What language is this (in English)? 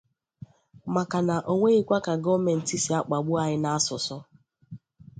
Igbo